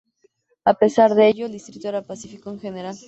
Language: Spanish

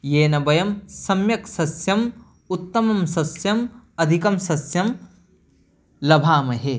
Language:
Sanskrit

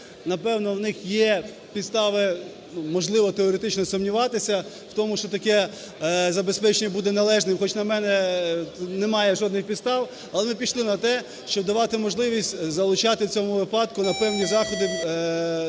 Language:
Ukrainian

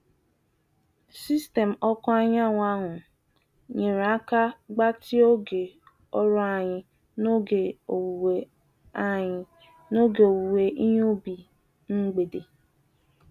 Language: Igbo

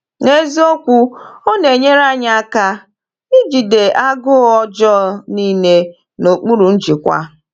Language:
Igbo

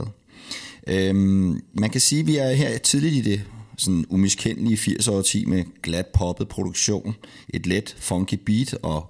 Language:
Danish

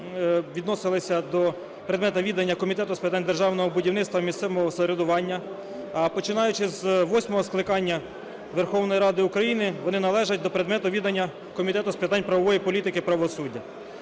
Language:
Ukrainian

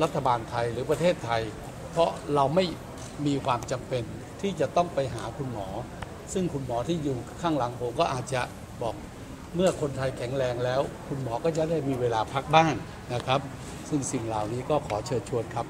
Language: Thai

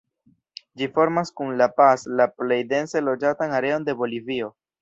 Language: Esperanto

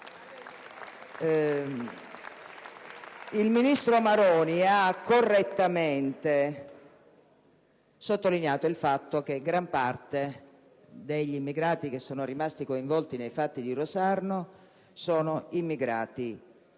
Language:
Italian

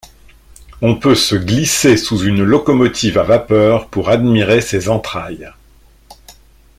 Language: French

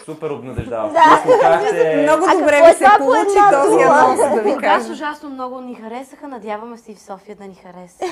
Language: Bulgarian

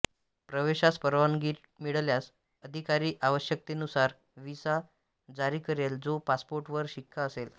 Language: Marathi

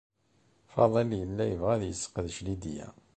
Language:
Kabyle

